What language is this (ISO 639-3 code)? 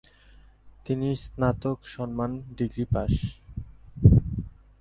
ben